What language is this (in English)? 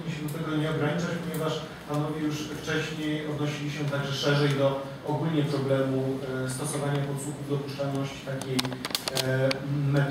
Polish